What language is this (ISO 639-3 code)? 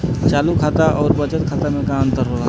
bho